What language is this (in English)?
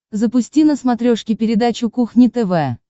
Russian